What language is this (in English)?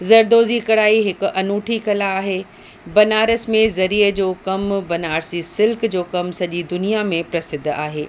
Sindhi